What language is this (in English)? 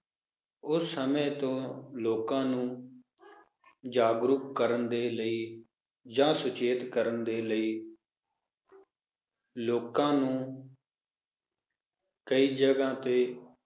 Punjabi